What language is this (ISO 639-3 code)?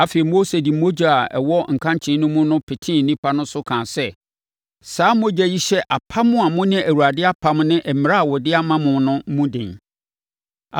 aka